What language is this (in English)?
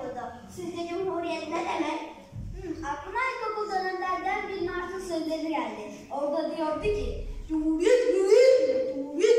Turkish